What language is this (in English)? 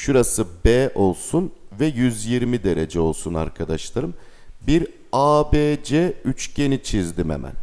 Turkish